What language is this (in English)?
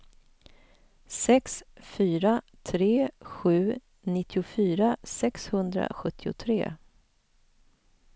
Swedish